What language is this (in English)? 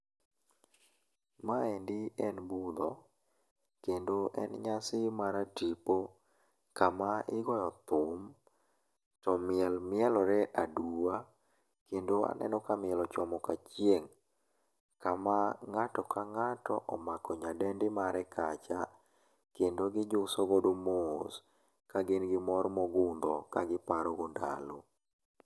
Luo (Kenya and Tanzania)